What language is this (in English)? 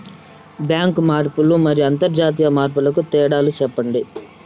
Telugu